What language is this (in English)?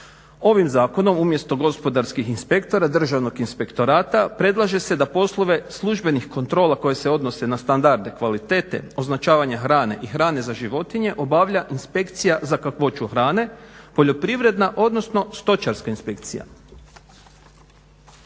Croatian